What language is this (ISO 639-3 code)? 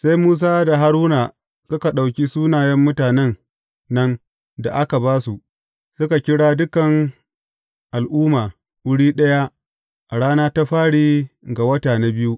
hau